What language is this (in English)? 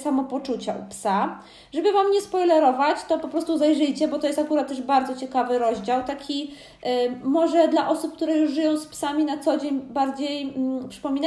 Polish